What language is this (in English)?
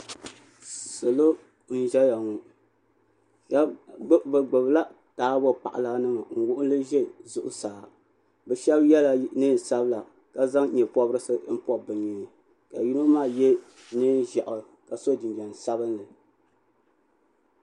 Dagbani